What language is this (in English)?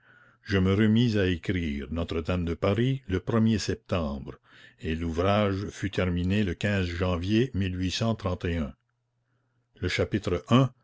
French